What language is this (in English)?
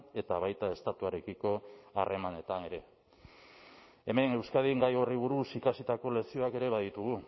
Basque